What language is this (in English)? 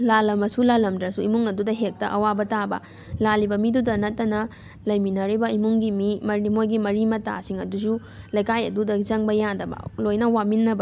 Manipuri